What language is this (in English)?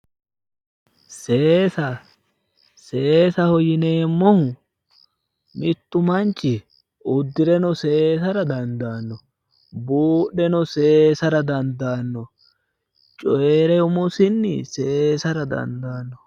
Sidamo